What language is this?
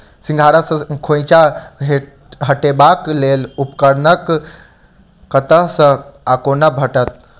Maithili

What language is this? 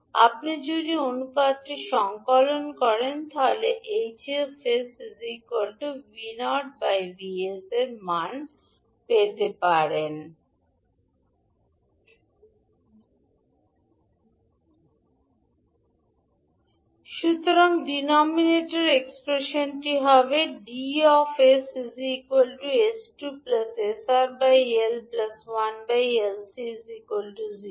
Bangla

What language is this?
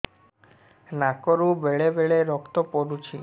Odia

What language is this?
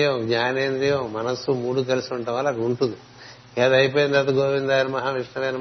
Telugu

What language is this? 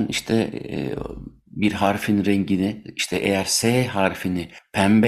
Turkish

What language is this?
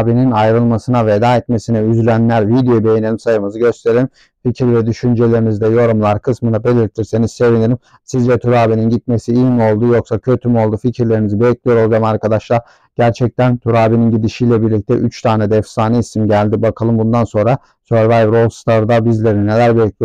Turkish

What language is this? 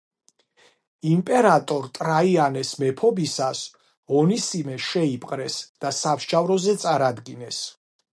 Georgian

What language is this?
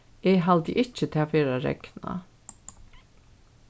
Faroese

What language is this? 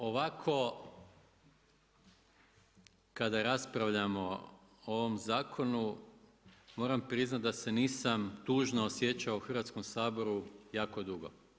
Croatian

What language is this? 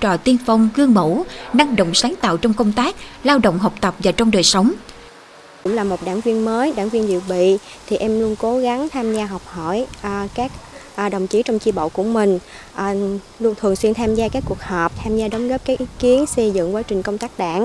Vietnamese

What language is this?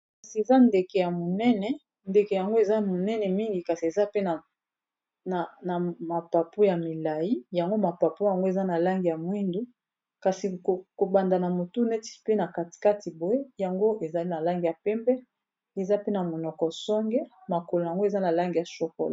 Lingala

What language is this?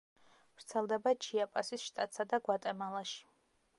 Georgian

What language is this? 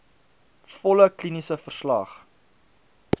Afrikaans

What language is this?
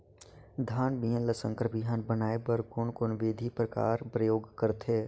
Chhattisgarhi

